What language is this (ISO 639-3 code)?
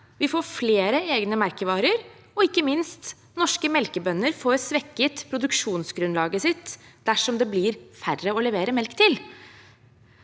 nor